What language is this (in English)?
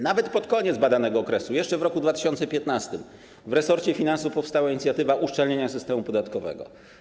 Polish